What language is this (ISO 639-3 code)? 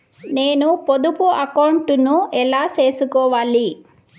tel